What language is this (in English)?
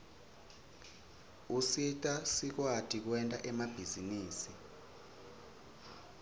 Swati